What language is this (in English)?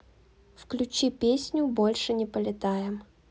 Russian